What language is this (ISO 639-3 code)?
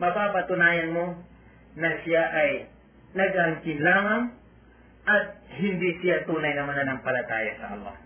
fil